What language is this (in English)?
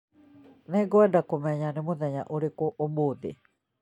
Kikuyu